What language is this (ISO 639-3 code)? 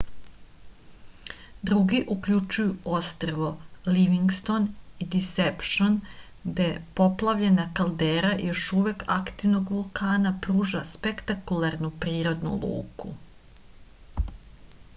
srp